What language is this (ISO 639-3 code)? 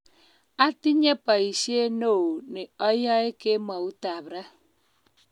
kln